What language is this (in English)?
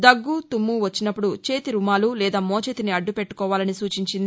Telugu